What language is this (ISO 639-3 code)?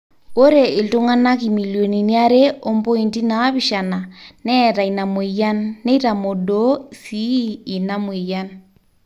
mas